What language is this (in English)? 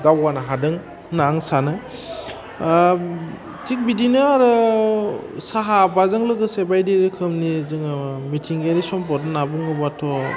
Bodo